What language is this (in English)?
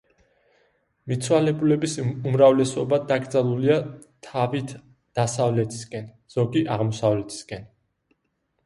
Georgian